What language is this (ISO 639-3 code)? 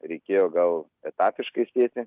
lit